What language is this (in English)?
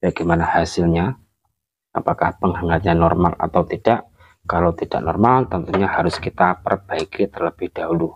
Indonesian